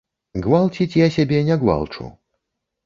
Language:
Belarusian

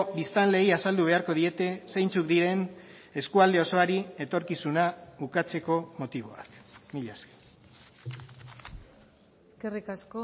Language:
Basque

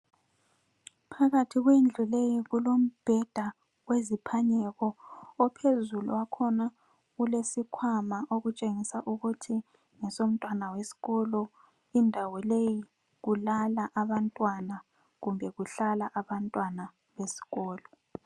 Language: North Ndebele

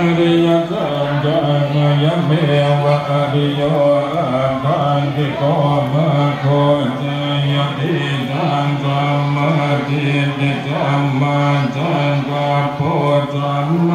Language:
Thai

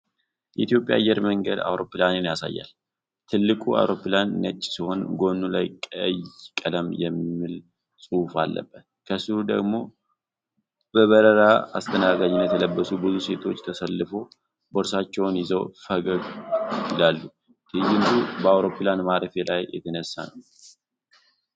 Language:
Amharic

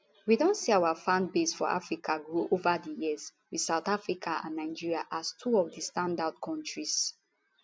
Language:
Nigerian Pidgin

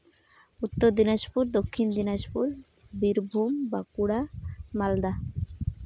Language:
Santali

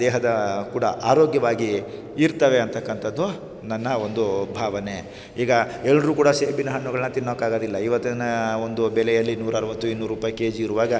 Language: Kannada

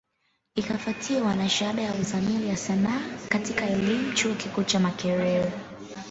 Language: Swahili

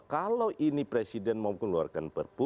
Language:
Indonesian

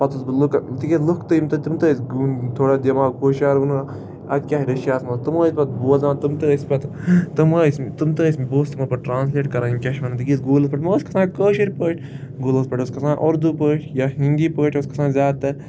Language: Kashmiri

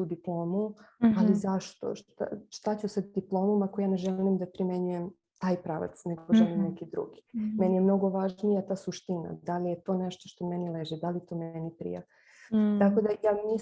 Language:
Croatian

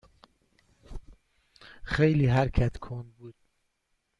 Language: Persian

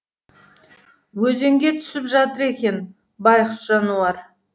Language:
Kazakh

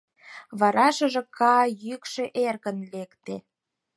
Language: Mari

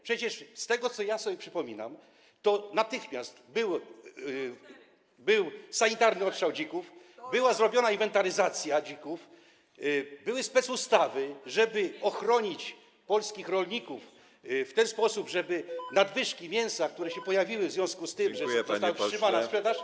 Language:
Polish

